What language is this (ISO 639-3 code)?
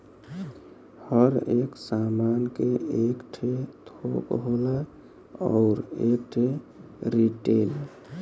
bho